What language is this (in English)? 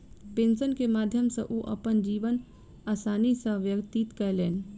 Maithili